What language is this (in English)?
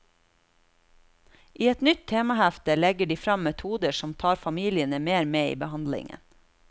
Norwegian